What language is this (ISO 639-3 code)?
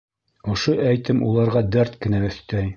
bak